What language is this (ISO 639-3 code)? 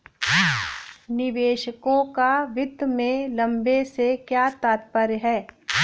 hin